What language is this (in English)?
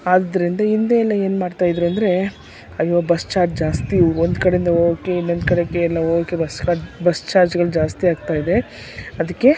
Kannada